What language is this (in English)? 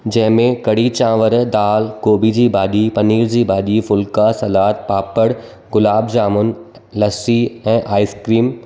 Sindhi